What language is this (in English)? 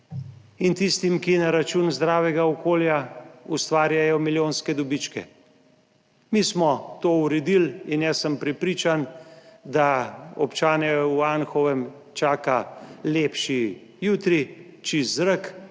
Slovenian